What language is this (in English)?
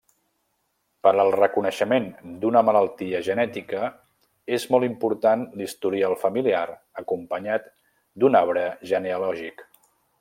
Catalan